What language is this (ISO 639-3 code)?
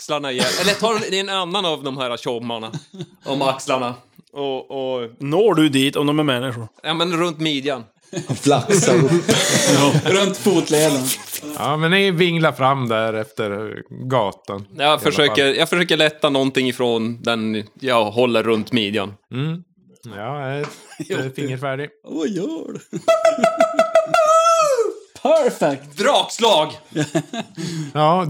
swe